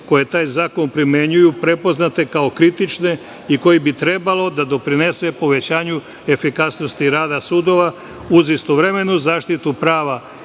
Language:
Serbian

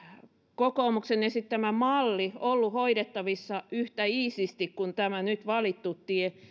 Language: Finnish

